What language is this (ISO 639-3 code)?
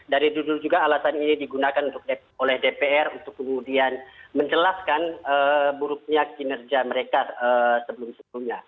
ind